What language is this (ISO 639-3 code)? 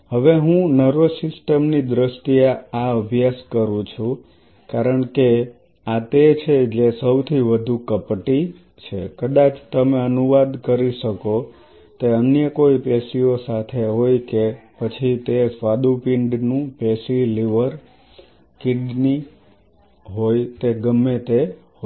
guj